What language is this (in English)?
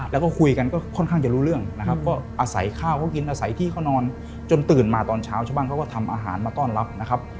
Thai